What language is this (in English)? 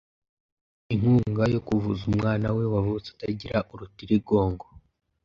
Kinyarwanda